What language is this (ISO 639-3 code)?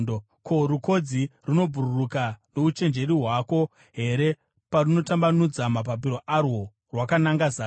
sna